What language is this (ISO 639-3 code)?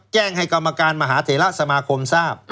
tha